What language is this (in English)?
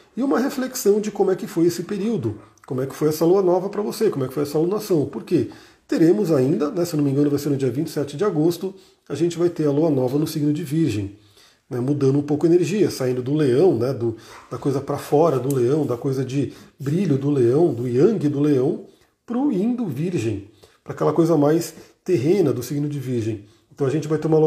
Portuguese